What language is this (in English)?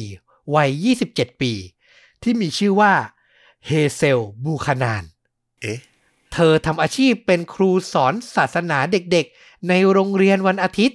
Thai